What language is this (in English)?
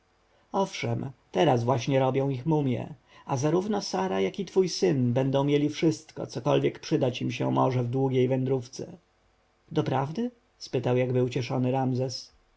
Polish